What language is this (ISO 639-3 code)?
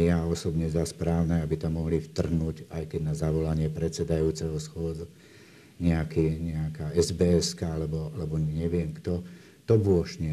slk